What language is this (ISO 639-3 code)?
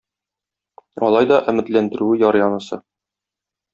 tat